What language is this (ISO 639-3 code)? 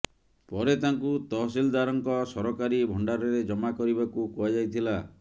ori